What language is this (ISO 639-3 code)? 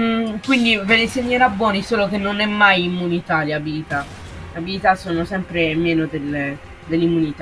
ita